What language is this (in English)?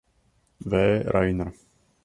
Czech